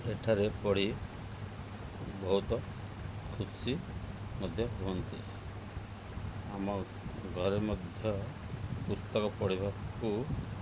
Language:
Odia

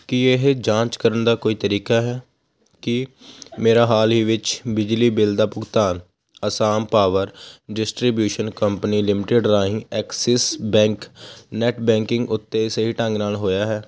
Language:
Punjabi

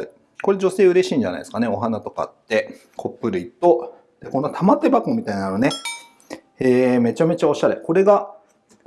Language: Japanese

